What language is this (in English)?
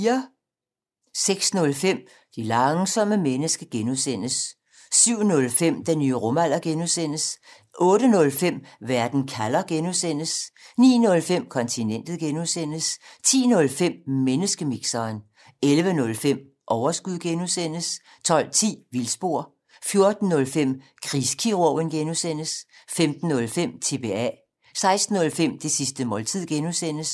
Danish